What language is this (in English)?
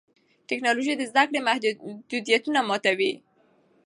Pashto